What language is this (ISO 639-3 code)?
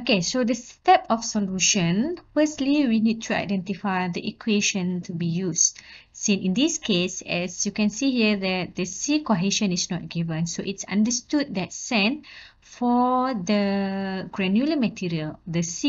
eng